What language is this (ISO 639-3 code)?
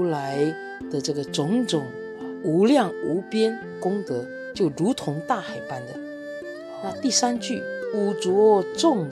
zho